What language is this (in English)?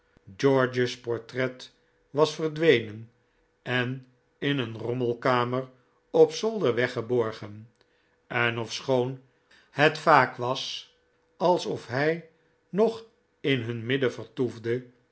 Dutch